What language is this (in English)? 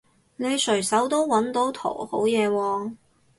Cantonese